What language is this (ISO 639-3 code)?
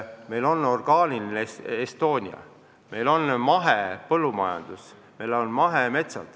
est